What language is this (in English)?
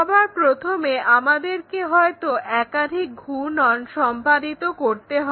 Bangla